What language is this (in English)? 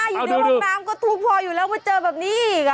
Thai